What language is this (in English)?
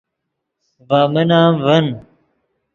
Yidgha